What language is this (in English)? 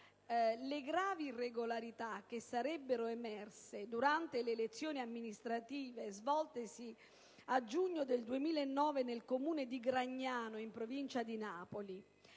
Italian